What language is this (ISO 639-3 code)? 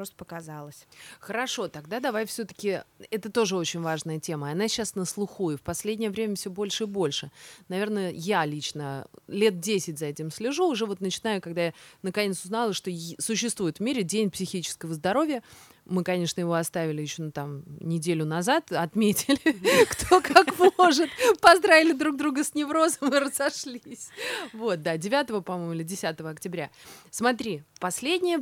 rus